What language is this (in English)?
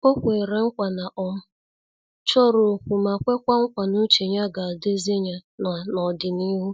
Igbo